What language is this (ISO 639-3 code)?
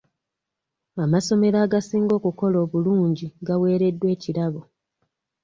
lug